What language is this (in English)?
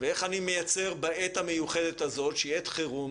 Hebrew